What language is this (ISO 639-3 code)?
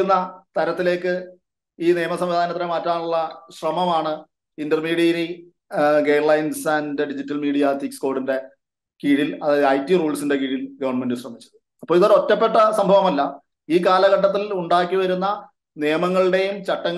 mal